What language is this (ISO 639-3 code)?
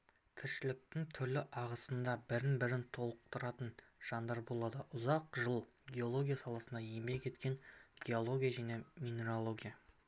kaz